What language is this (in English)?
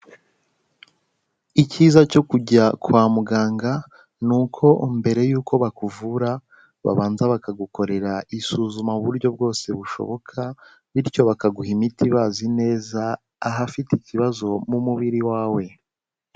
Kinyarwanda